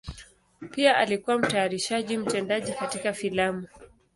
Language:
Swahili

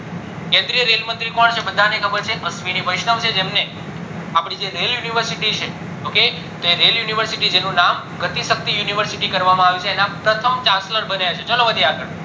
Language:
Gujarati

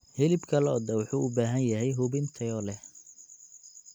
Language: Somali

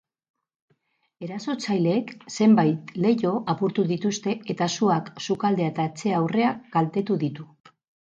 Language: Basque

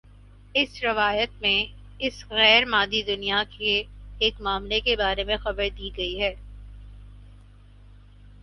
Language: Urdu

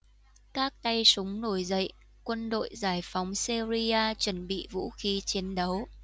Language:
Vietnamese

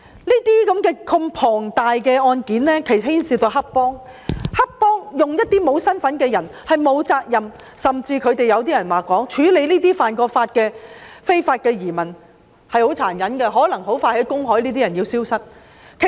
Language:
Cantonese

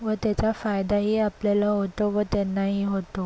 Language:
Marathi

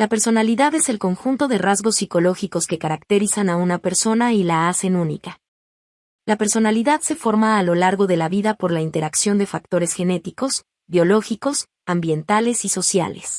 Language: Spanish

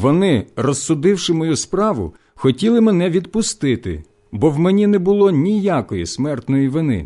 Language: Ukrainian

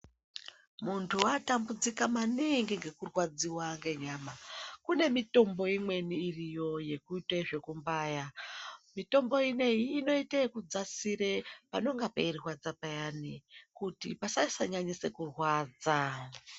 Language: Ndau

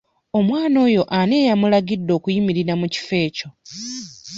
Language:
Ganda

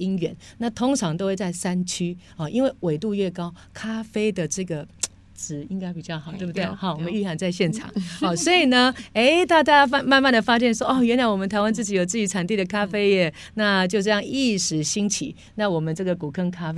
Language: Chinese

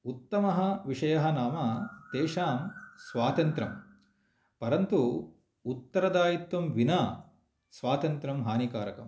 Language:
Sanskrit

